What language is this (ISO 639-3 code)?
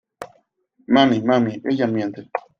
spa